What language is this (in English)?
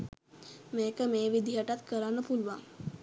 Sinhala